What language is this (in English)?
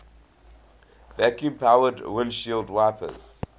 English